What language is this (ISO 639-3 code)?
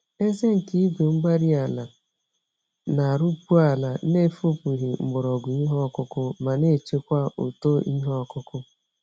ibo